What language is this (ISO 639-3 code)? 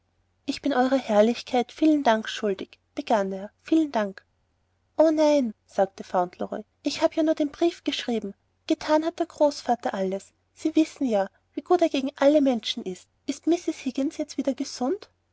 deu